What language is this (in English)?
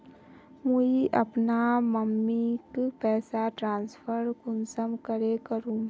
Magahi